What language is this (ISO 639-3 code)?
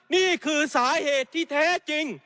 tha